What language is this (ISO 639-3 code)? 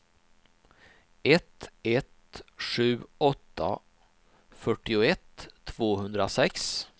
swe